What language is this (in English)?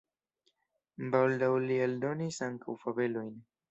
Esperanto